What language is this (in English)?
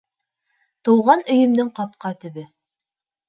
Bashkir